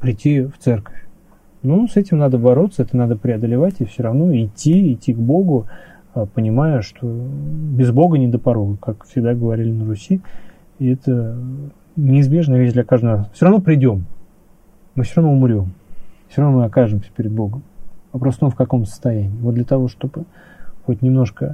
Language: Russian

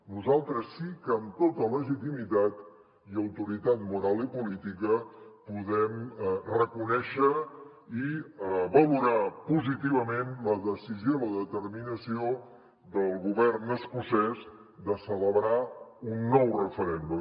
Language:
Catalan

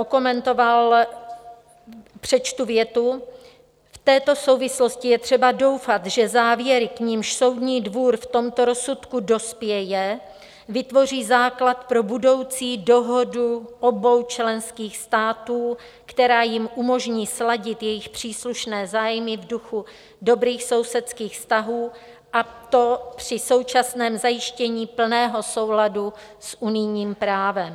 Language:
Czech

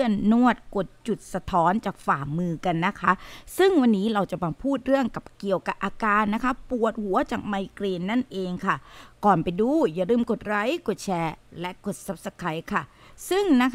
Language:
Thai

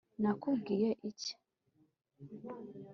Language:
Kinyarwanda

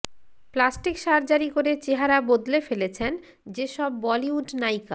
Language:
Bangla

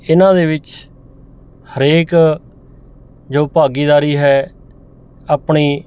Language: Punjabi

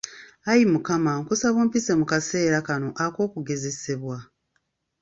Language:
Ganda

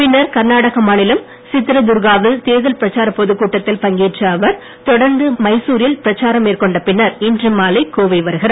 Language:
Tamil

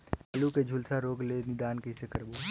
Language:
Chhattisgarhi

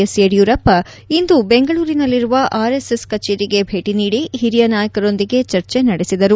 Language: Kannada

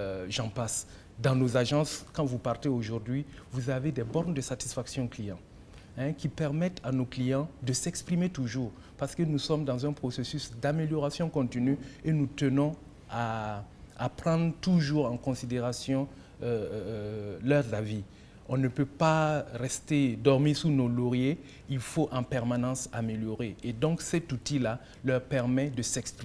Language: French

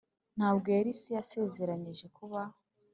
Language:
Kinyarwanda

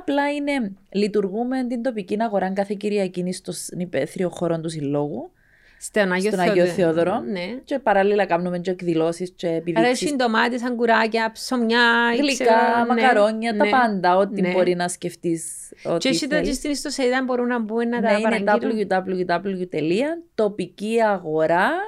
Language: Greek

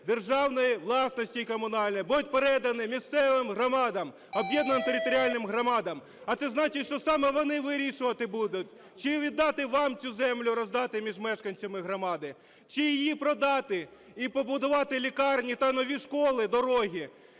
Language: Ukrainian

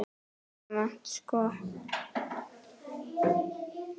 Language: Icelandic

